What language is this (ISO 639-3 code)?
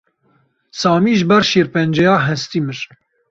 kur